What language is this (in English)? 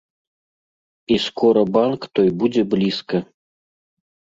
Belarusian